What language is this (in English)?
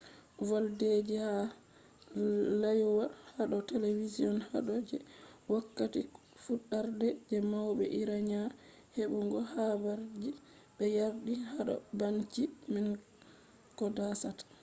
Fula